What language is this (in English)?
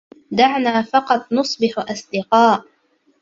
Arabic